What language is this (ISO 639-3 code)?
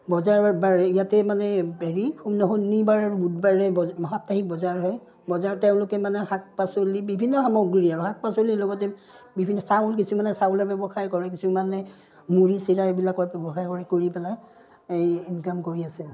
asm